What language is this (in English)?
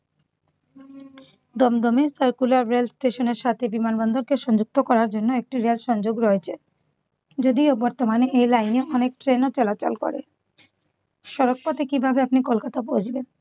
Bangla